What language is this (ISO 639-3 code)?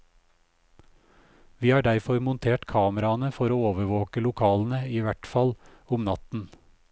nor